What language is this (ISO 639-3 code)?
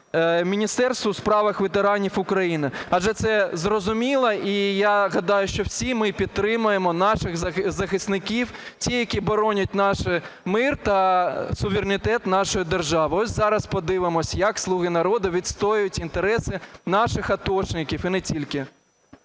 ukr